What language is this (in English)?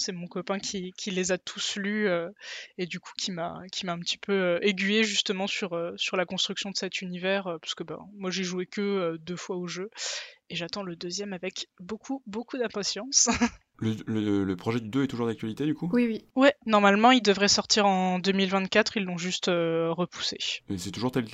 French